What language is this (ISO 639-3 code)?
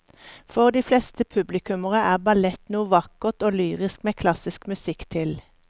nor